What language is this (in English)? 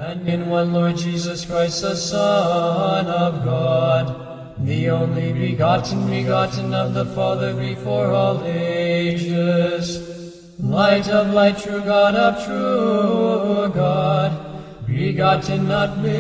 Korean